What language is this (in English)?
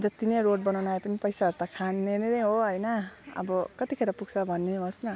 Nepali